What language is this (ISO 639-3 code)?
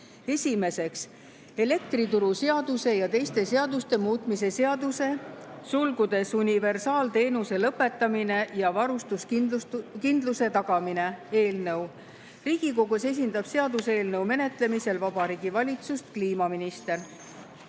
est